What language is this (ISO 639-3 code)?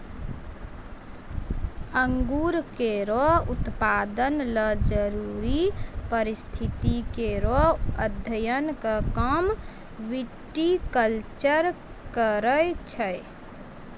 mai